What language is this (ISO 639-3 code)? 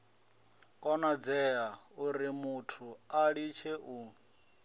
ven